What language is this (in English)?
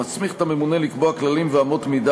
Hebrew